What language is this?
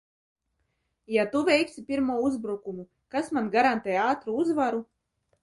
Latvian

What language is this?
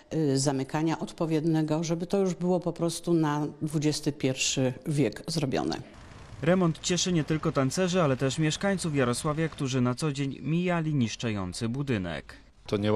Polish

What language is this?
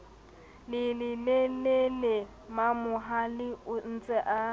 Southern Sotho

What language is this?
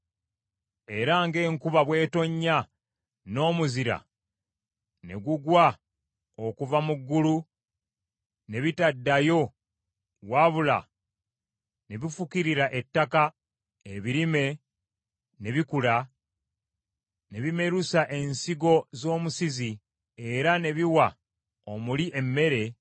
Ganda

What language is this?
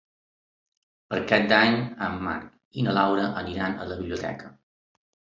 Catalan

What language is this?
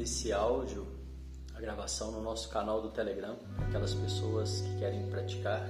Portuguese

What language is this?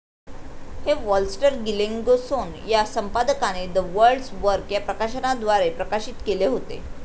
Marathi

